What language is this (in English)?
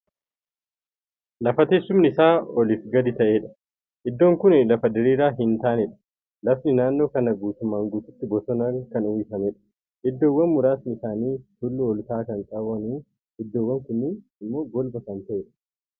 Oromo